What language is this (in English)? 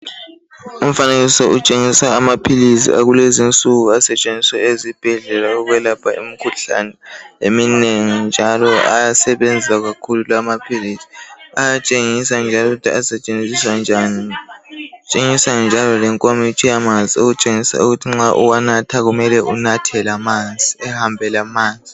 North Ndebele